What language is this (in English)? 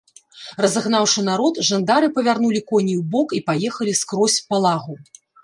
Belarusian